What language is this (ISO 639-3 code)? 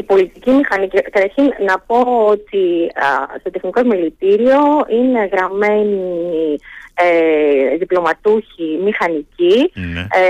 ell